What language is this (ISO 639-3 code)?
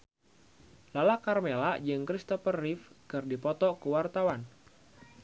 sun